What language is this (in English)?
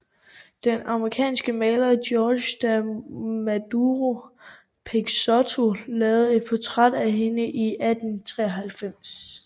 Danish